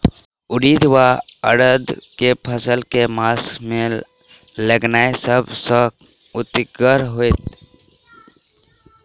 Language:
Maithili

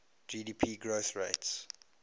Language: English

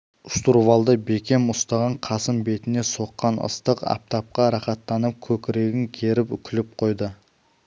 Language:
Kazakh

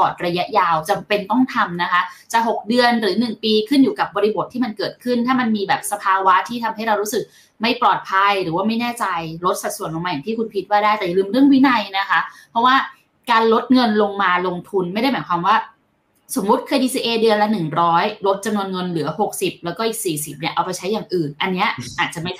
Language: Thai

